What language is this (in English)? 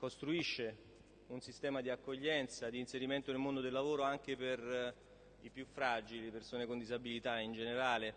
Italian